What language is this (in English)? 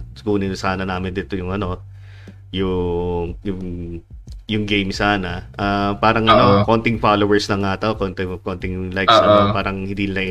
Filipino